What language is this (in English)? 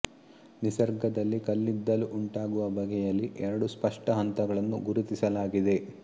Kannada